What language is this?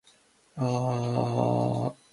Japanese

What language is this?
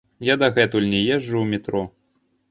Belarusian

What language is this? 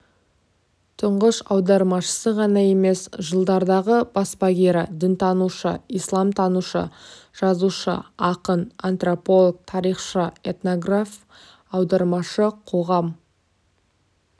Kazakh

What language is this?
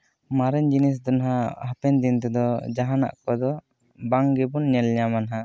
Santali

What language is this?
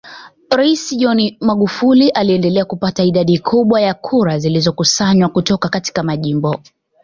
Swahili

